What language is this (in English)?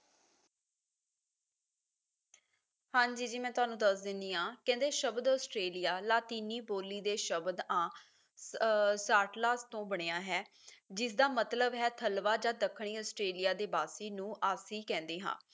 Punjabi